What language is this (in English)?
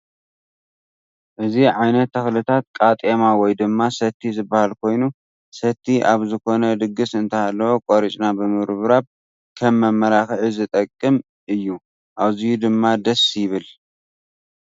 Tigrinya